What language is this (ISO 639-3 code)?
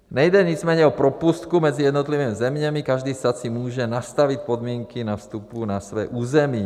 ces